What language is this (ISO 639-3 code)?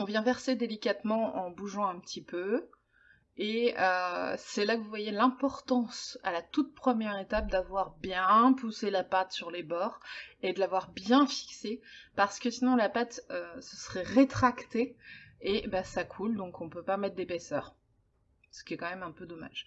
fra